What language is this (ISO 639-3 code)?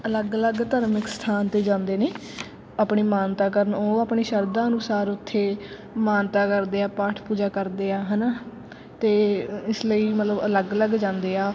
pan